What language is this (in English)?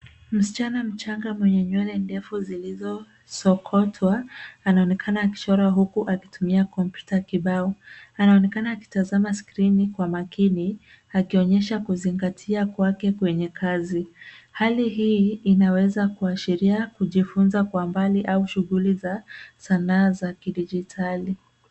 Swahili